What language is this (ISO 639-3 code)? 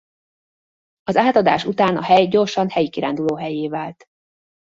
hun